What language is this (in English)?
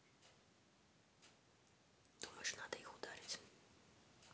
Russian